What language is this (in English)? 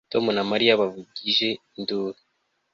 Kinyarwanda